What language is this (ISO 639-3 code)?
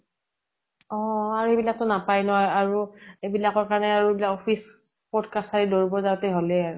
asm